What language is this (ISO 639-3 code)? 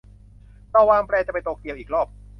tha